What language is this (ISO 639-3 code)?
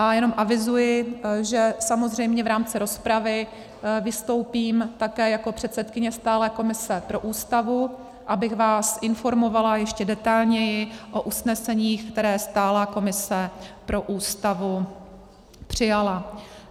ces